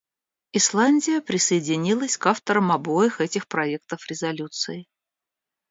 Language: Russian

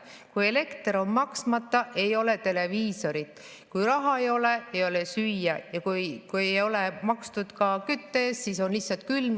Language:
Estonian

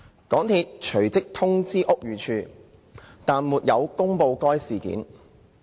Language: Cantonese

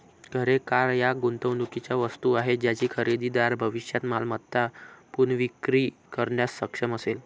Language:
Marathi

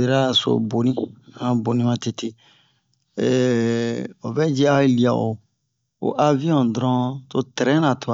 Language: Bomu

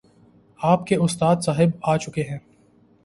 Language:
Urdu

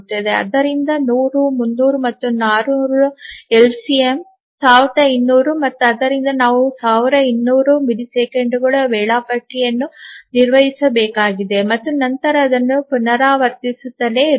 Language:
Kannada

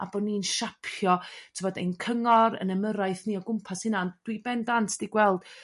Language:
Welsh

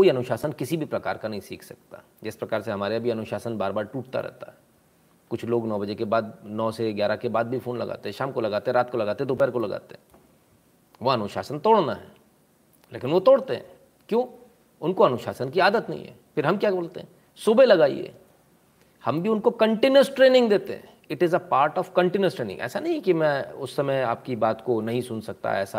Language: Hindi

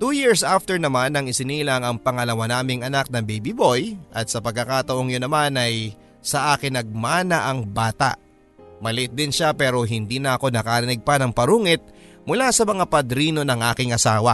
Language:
Filipino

